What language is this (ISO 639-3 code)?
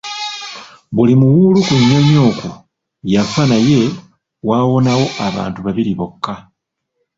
lug